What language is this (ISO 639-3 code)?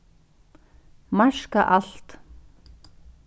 fao